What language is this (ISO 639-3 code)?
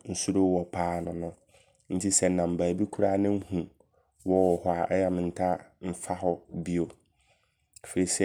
abr